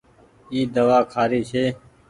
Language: Goaria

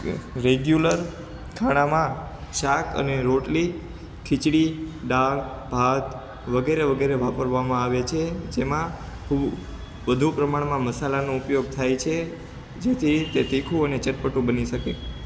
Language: Gujarati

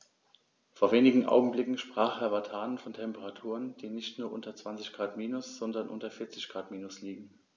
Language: German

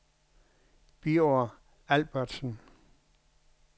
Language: Danish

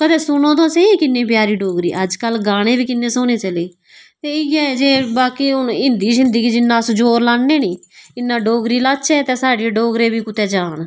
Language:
Dogri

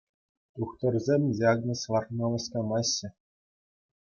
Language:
Chuvash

